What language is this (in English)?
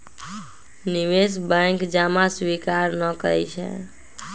Magahi